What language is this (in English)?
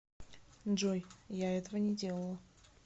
Russian